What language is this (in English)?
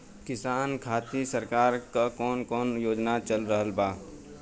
Bhojpuri